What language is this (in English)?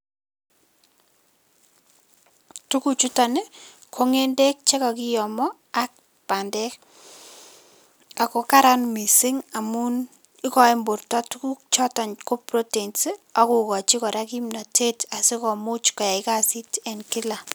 Kalenjin